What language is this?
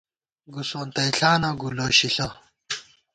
Gawar-Bati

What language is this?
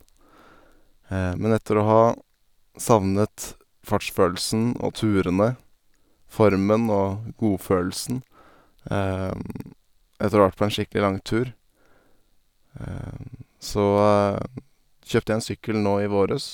Norwegian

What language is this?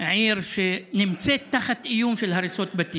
Hebrew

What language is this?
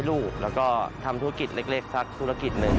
Thai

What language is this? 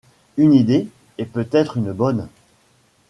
French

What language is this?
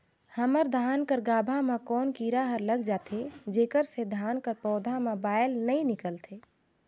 Chhattisgarhi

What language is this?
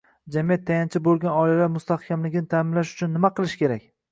Uzbek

